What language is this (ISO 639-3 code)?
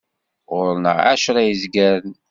kab